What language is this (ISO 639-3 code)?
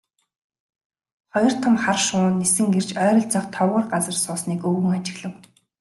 mon